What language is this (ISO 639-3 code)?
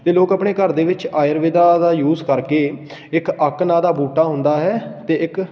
pan